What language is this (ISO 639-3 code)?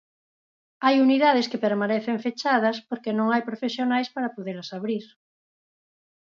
glg